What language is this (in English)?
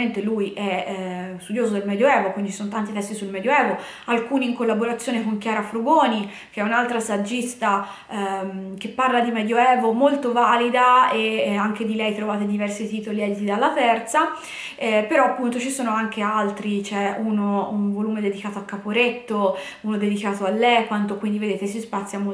Italian